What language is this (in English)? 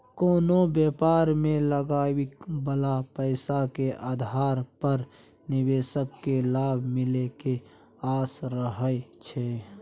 Maithili